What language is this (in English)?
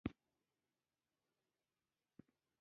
Pashto